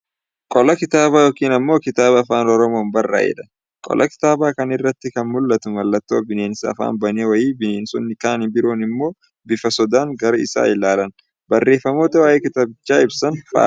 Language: Oromo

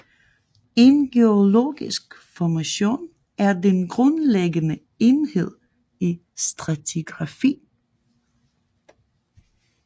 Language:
Danish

